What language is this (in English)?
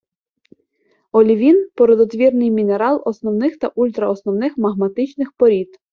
Ukrainian